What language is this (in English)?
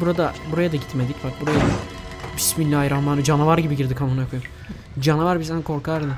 Turkish